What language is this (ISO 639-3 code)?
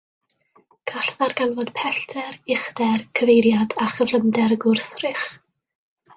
cym